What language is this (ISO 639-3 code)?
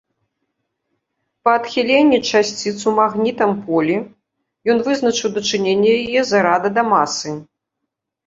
bel